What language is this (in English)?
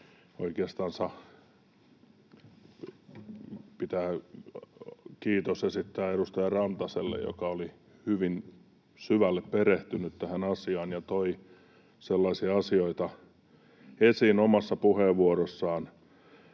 Finnish